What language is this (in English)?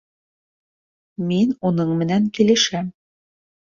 Bashkir